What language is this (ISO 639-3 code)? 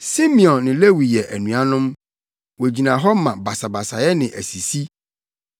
aka